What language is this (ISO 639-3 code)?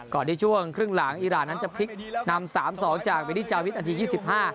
tha